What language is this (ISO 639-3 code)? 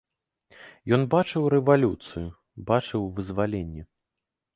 bel